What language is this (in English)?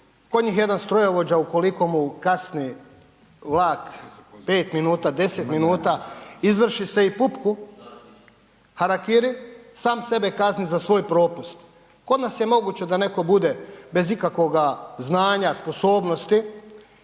Croatian